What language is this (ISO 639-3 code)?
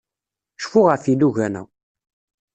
kab